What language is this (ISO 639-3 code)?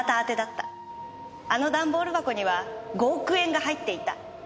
jpn